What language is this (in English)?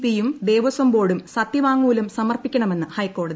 Malayalam